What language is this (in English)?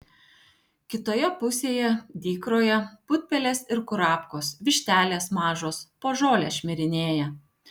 Lithuanian